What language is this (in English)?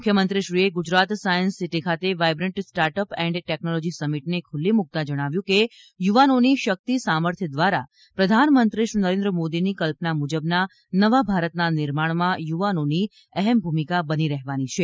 Gujarati